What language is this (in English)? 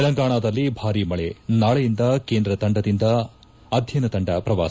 Kannada